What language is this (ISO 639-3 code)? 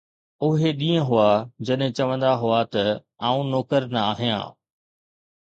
snd